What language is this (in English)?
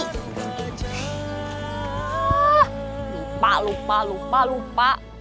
Indonesian